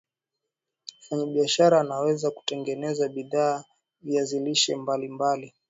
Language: Swahili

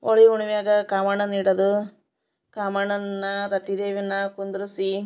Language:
Kannada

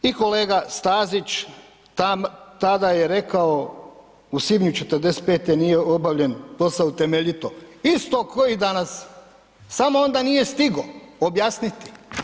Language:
Croatian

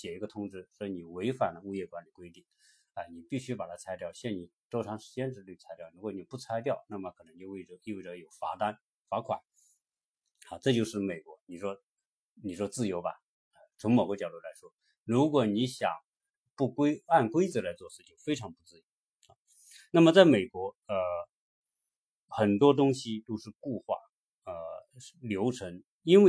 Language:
Chinese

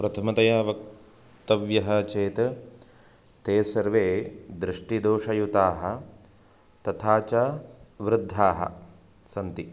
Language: Sanskrit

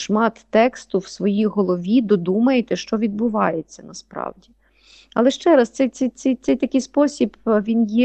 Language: Ukrainian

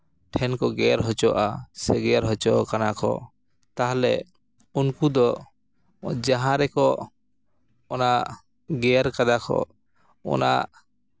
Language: Santali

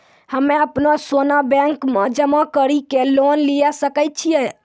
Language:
Maithili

